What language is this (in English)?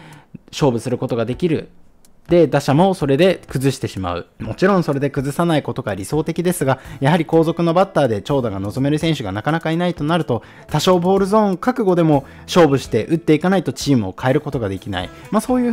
Japanese